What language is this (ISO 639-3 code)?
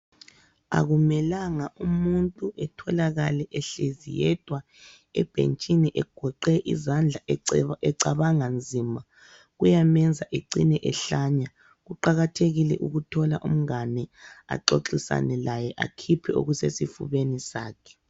nde